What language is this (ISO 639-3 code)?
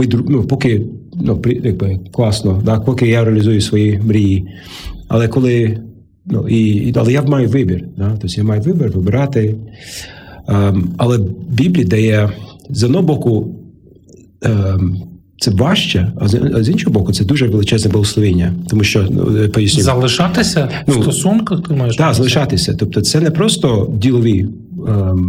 ukr